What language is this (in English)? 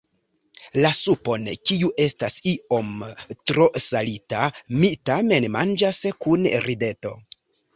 Esperanto